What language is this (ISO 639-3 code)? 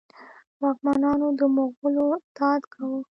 pus